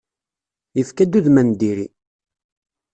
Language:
Kabyle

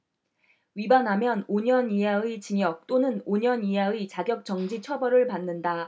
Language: Korean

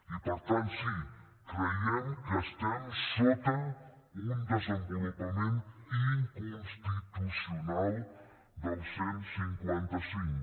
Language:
Catalan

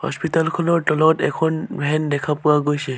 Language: Assamese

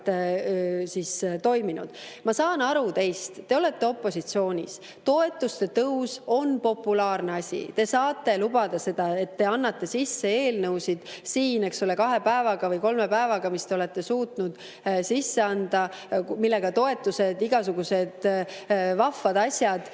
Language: Estonian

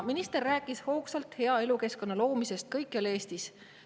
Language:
Estonian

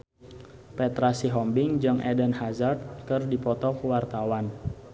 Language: Sundanese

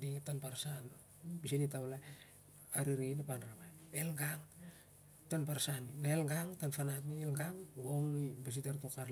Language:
Siar-Lak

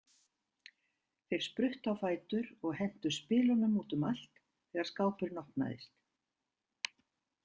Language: Icelandic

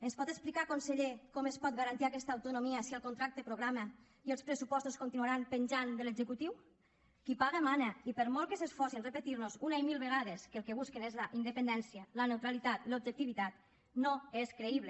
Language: Catalan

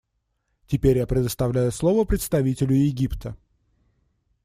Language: Russian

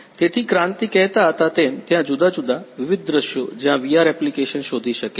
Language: Gujarati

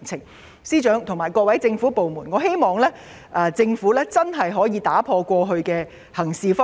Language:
Cantonese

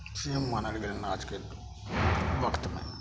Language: Maithili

